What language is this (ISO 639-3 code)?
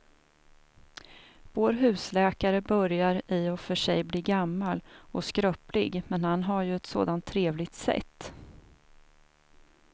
swe